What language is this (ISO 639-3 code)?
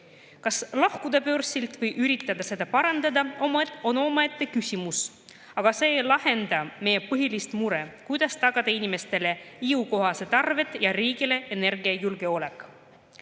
est